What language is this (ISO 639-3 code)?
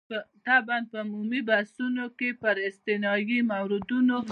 pus